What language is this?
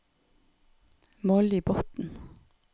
Norwegian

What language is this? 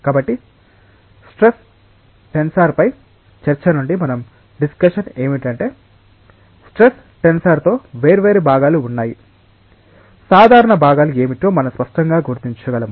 Telugu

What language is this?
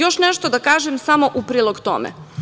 Serbian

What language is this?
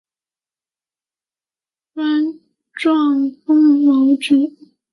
Chinese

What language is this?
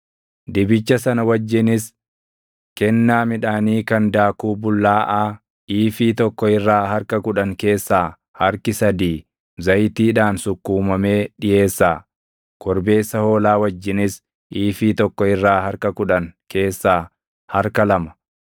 Oromo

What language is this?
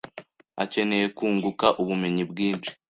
Kinyarwanda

